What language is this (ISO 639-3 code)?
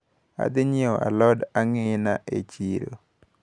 luo